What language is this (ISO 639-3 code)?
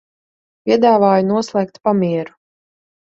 lav